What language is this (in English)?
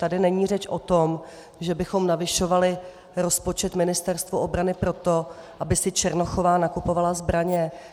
Czech